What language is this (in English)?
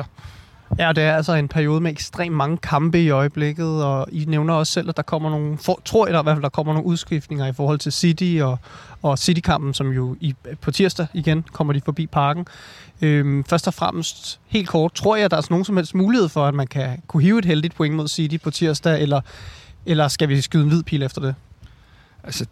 Danish